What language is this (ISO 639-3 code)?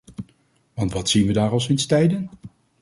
nld